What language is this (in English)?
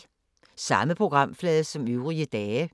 Danish